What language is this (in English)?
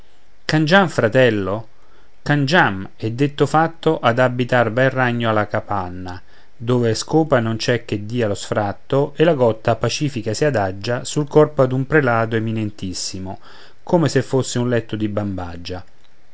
Italian